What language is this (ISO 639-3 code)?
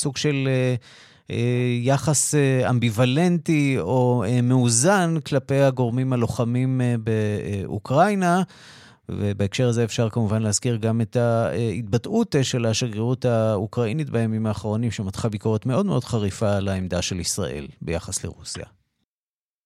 heb